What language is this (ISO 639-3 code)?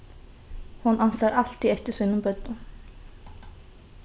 fao